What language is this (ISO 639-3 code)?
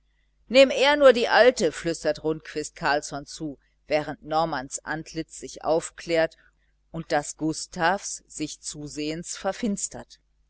deu